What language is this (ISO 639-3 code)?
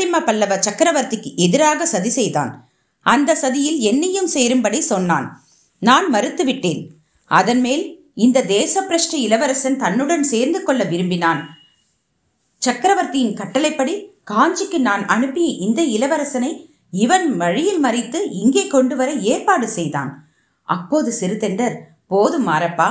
tam